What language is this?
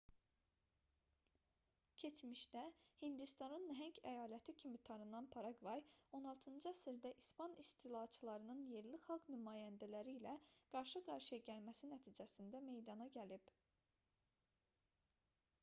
Azerbaijani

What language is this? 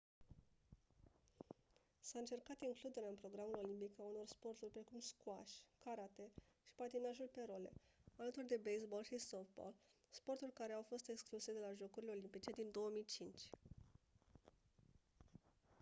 Romanian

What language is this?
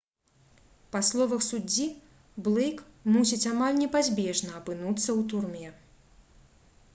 Belarusian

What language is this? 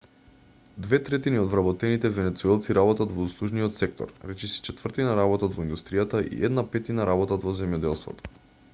Macedonian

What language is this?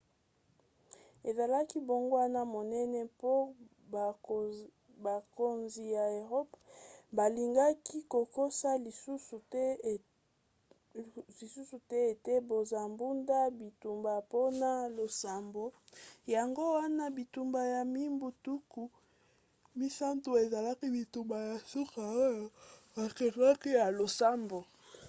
Lingala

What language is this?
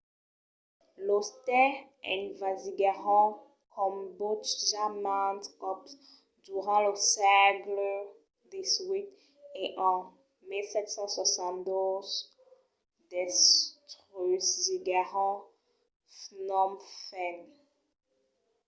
Occitan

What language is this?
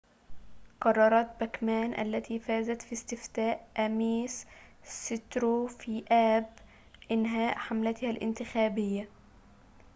Arabic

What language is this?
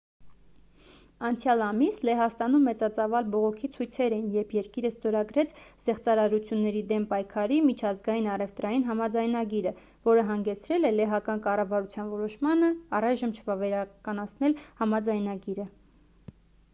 Armenian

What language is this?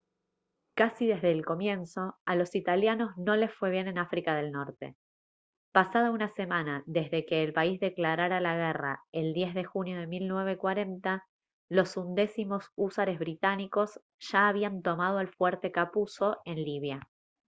Spanish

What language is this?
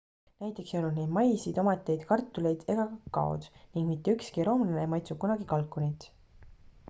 Estonian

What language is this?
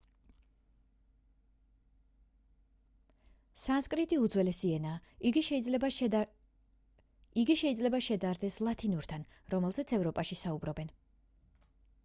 Georgian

